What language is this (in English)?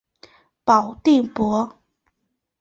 Chinese